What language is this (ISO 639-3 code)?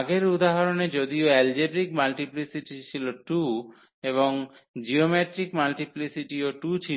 ben